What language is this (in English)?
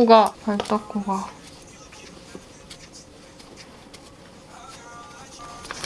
Korean